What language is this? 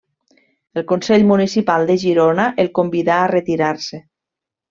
Catalan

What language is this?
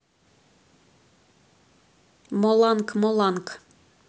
Russian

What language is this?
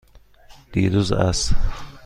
Persian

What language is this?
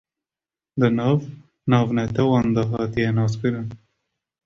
Kurdish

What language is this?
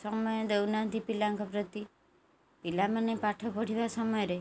Odia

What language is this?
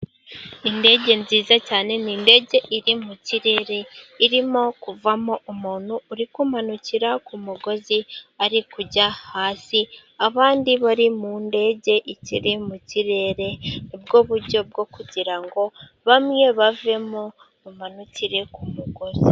Kinyarwanda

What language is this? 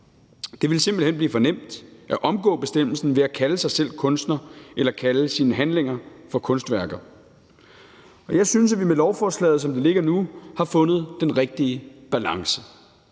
Danish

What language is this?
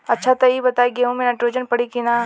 Bhojpuri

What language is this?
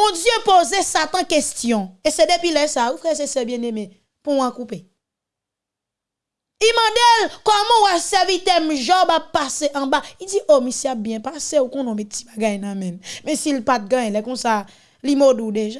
French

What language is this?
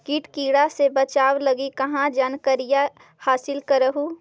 Magahi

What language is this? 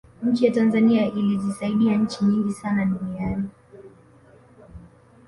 Swahili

